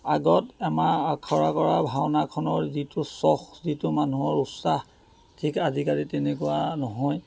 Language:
Assamese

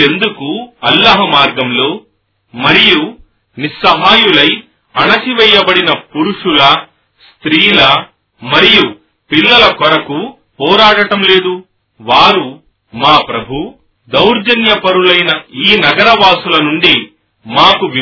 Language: Telugu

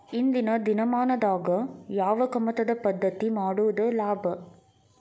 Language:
Kannada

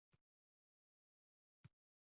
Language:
Uzbek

